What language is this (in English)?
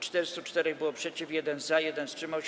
Polish